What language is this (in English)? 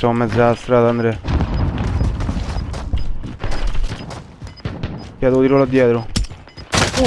Italian